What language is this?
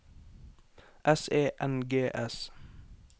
Norwegian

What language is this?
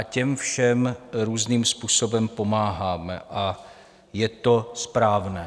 Czech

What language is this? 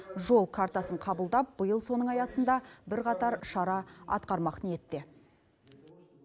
Kazakh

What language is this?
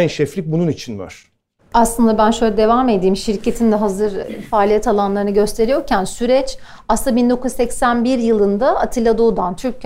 Turkish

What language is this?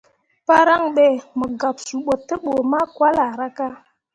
Mundang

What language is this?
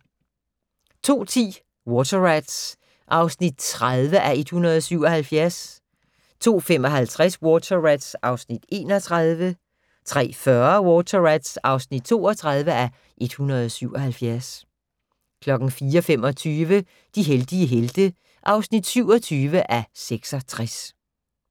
Danish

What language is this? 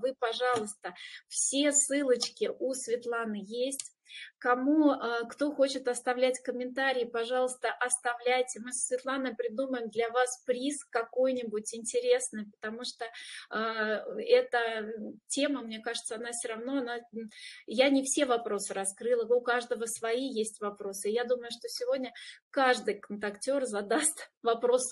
Russian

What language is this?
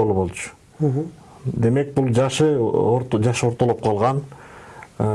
Turkish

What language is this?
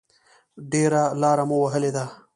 Pashto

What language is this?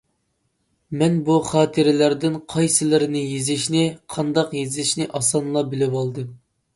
Uyghur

